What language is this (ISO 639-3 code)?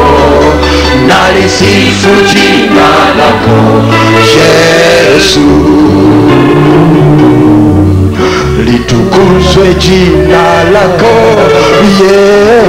swa